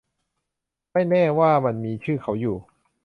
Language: Thai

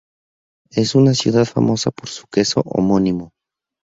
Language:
Spanish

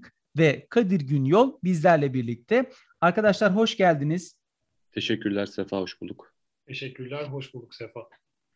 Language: Turkish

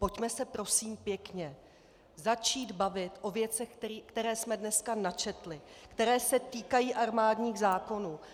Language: Czech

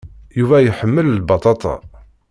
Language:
Kabyle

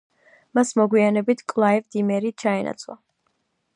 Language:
Georgian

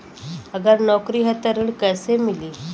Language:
Bhojpuri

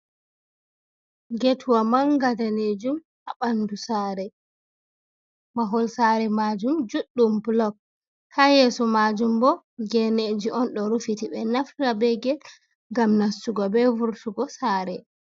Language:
Fula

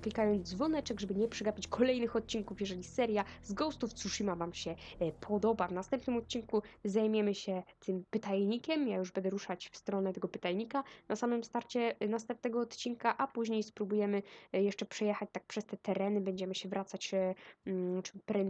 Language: Polish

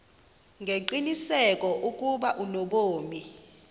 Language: Xhosa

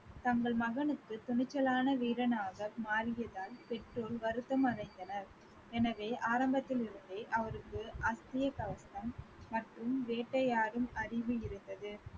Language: Tamil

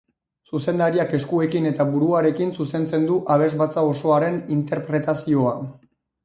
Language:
Basque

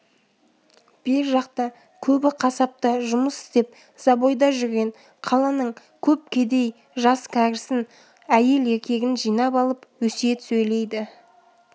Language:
Kazakh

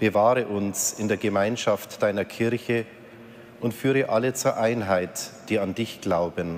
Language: German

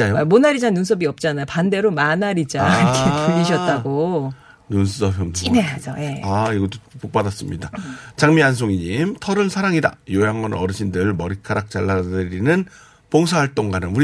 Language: Korean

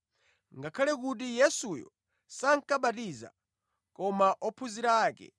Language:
Nyanja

